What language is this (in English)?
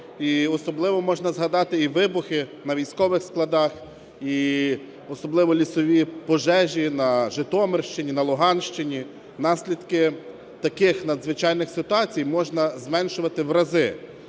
Ukrainian